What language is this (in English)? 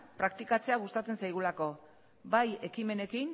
Basque